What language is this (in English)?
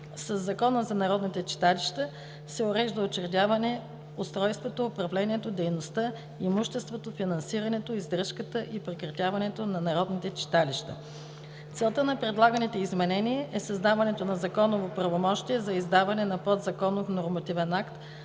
Bulgarian